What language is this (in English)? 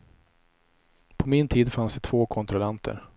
Swedish